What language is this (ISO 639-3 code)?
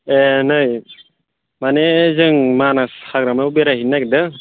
brx